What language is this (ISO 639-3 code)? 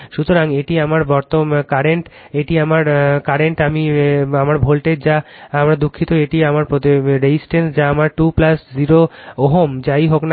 ben